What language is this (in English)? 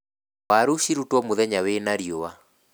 Kikuyu